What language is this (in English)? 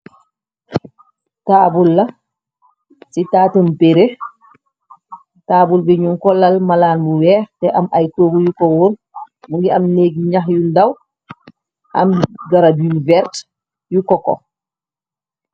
Wolof